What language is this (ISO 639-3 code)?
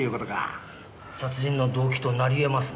jpn